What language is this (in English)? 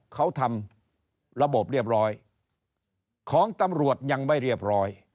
Thai